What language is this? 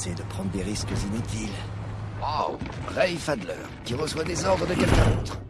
French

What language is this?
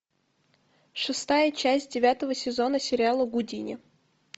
Russian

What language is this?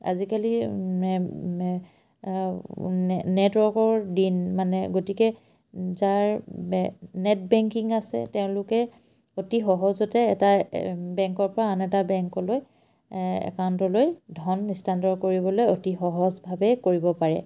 Assamese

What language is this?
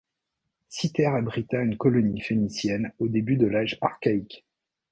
French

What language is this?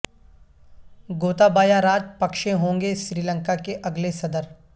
Urdu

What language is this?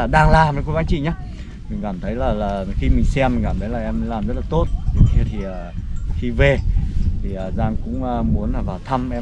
Vietnamese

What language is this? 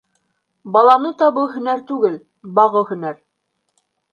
Bashkir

